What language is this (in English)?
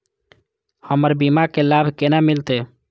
Maithili